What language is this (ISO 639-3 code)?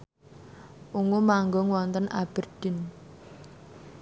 jav